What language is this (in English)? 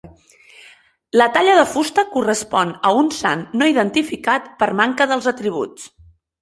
Catalan